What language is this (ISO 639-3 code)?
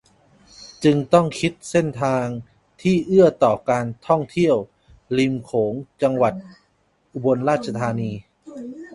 tha